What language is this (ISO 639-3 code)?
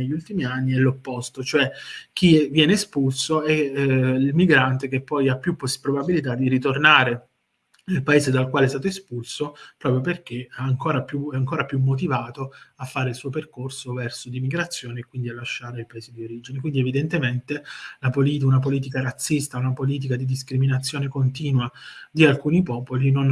ita